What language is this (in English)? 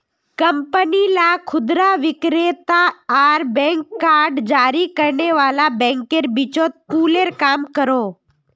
Magahi